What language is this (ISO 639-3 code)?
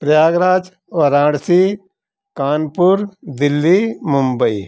hin